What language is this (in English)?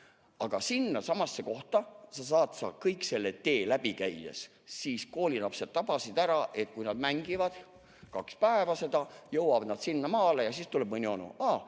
Estonian